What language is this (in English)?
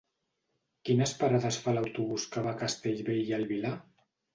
Catalan